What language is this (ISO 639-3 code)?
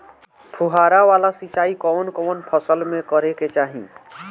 bho